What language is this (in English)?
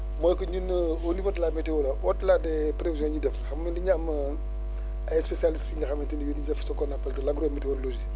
Wolof